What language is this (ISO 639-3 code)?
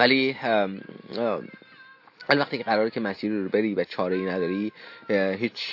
fas